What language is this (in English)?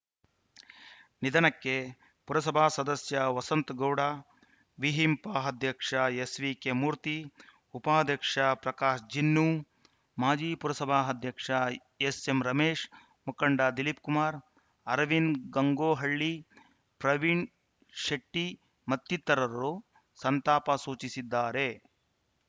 Kannada